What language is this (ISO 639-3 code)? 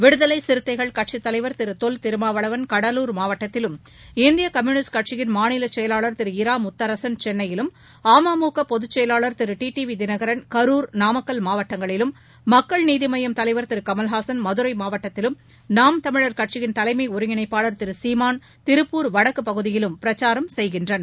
tam